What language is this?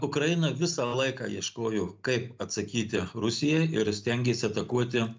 Lithuanian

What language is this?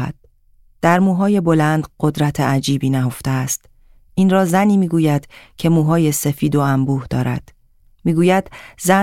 Persian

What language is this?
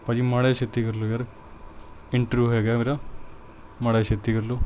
Punjabi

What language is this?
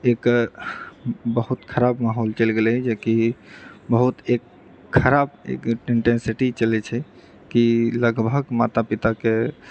Maithili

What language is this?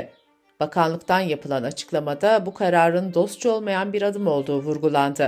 Turkish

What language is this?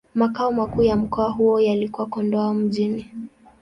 Swahili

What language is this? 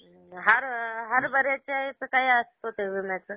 Marathi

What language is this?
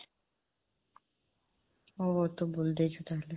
Odia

